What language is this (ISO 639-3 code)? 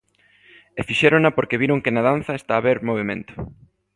glg